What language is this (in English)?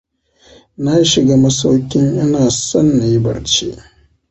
Hausa